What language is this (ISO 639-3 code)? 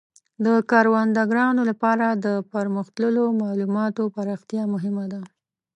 pus